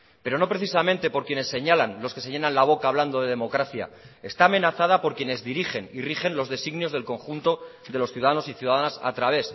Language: Spanish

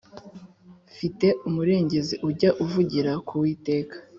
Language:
Kinyarwanda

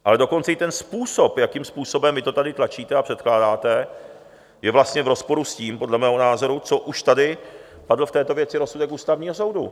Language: Czech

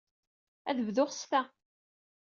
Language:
Kabyle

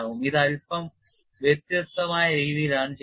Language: Malayalam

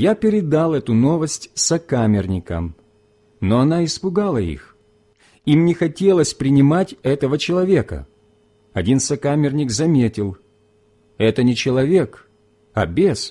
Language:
Russian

